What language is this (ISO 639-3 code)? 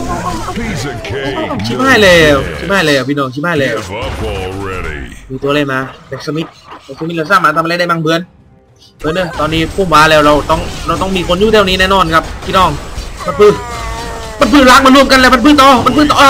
tha